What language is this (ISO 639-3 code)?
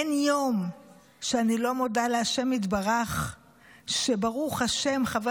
heb